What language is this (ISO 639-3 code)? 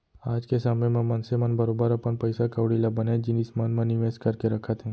hne